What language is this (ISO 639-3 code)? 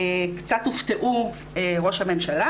heb